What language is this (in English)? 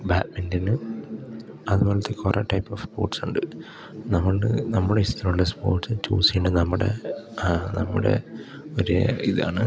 Malayalam